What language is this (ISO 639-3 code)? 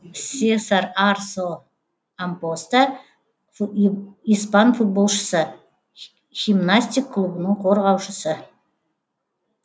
kaz